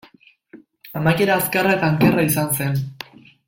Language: Basque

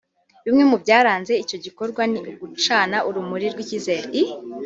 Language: Kinyarwanda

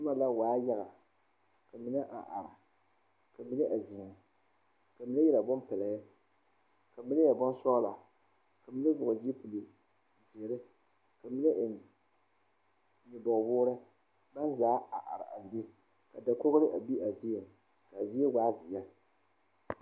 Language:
Southern Dagaare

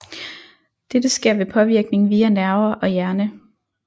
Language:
Danish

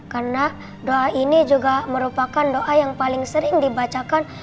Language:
Indonesian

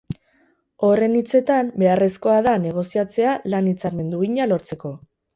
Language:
Basque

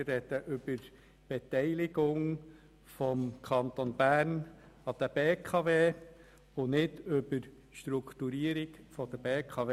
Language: Swiss German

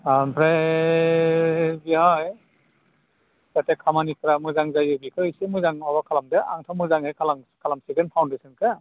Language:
Bodo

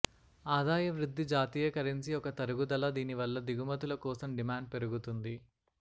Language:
Telugu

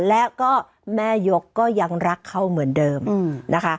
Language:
Thai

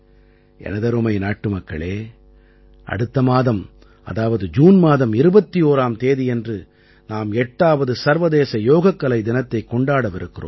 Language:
Tamil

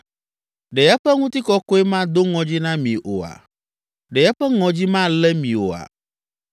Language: Ewe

